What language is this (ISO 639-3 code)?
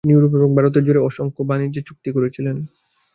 ben